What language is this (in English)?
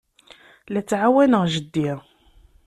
Kabyle